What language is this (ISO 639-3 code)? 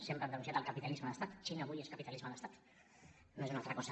cat